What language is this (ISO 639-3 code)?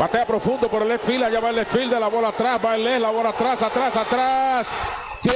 spa